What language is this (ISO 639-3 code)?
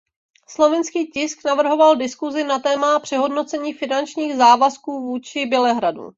ces